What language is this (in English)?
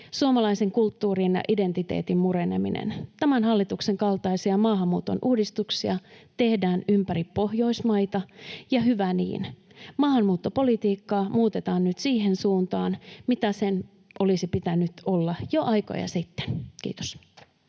Finnish